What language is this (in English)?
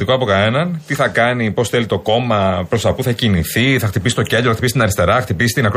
Greek